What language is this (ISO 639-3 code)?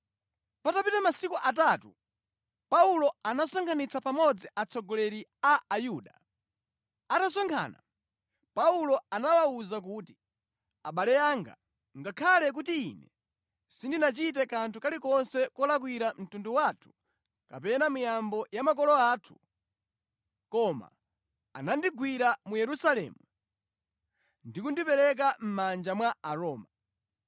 nya